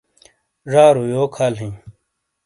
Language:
Shina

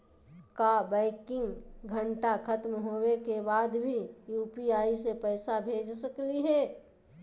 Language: Magahi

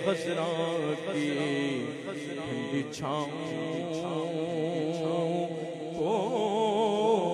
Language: Arabic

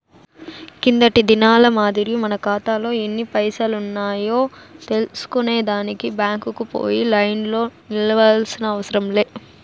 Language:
Telugu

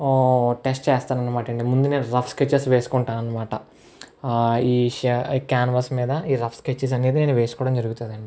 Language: Telugu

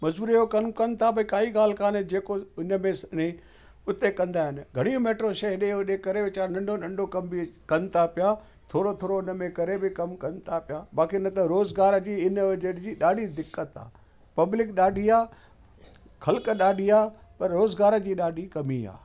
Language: Sindhi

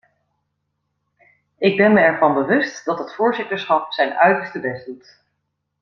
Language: Dutch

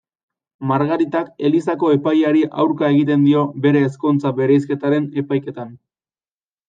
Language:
Basque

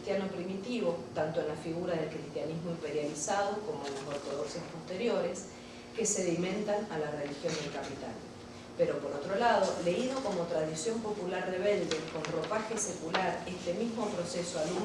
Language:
Spanish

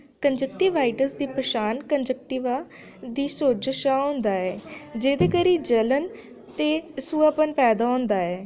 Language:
Dogri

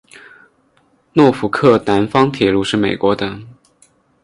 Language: Chinese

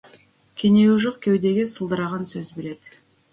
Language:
Kazakh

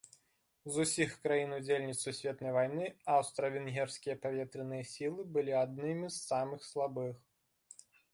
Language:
Belarusian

